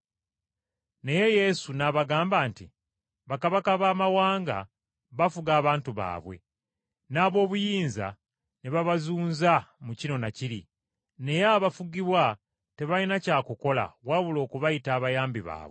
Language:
Ganda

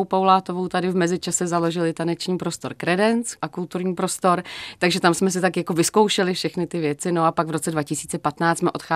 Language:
Czech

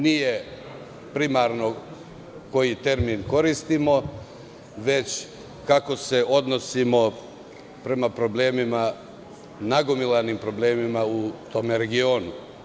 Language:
Serbian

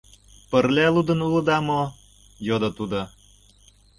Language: Mari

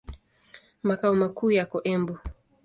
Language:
Swahili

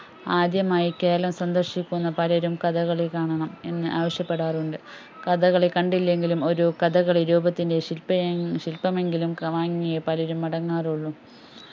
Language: Malayalam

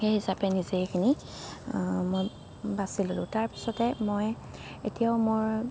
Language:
Assamese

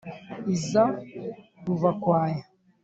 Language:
Kinyarwanda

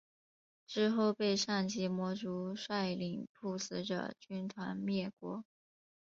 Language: Chinese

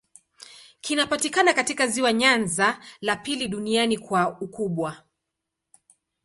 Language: Swahili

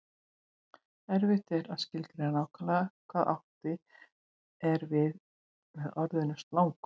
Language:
Icelandic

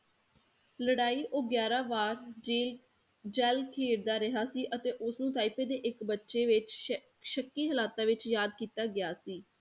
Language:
Punjabi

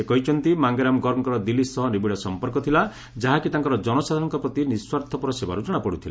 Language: Odia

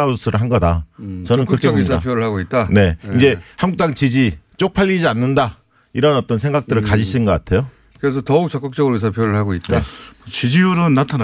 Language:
Korean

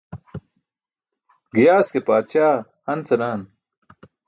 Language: Burushaski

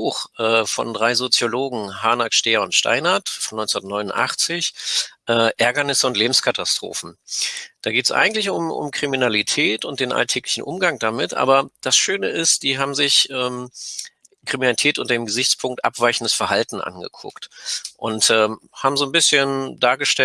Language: German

